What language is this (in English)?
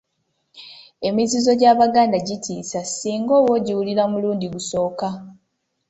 Ganda